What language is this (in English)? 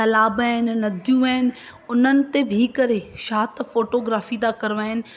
Sindhi